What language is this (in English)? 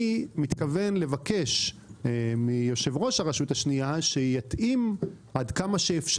Hebrew